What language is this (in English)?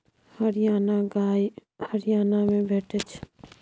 Maithili